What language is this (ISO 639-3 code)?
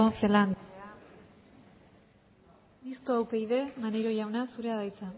eus